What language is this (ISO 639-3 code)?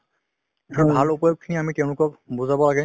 asm